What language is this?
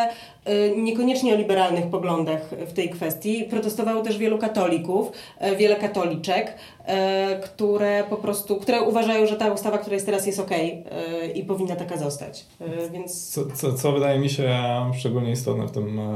Polish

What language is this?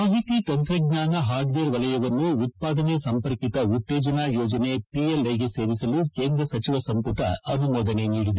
Kannada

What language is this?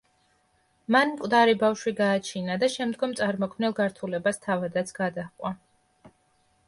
Georgian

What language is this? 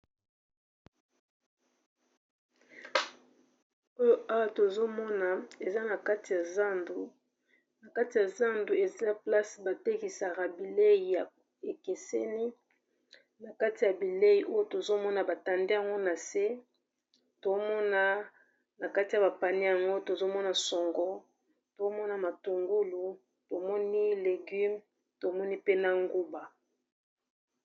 Lingala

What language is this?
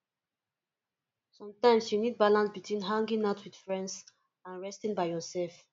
Nigerian Pidgin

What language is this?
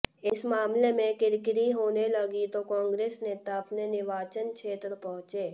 Hindi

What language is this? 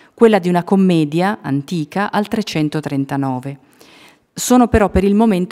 Italian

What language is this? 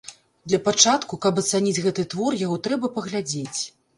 Belarusian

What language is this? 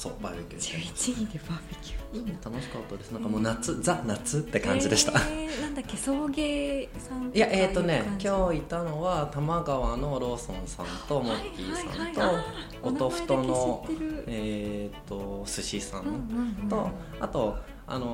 Japanese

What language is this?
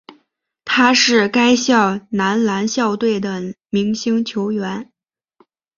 Chinese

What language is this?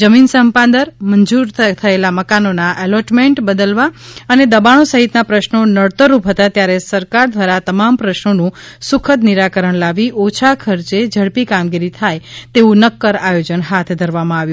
Gujarati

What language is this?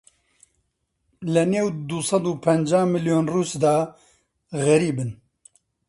Central Kurdish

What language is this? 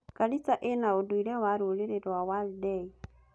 Kikuyu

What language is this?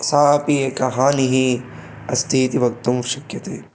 Sanskrit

